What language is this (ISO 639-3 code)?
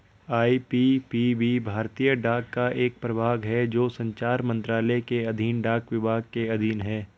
hin